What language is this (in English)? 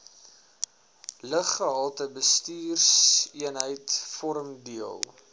Afrikaans